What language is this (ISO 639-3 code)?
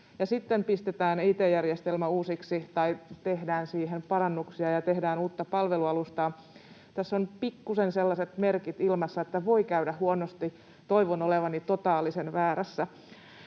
fin